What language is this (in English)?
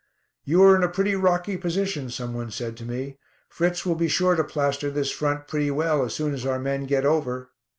English